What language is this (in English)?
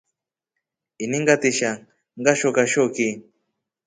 Rombo